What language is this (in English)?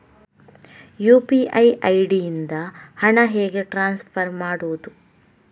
Kannada